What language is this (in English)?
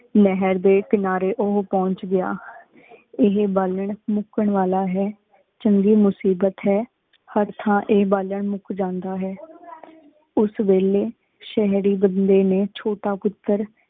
Punjabi